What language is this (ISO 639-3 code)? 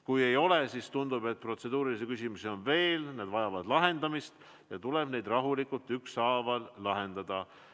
est